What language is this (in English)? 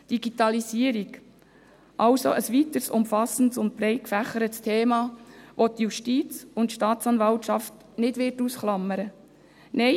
Swiss German